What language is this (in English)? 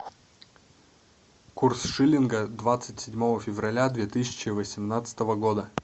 Russian